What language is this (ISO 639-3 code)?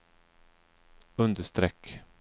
swe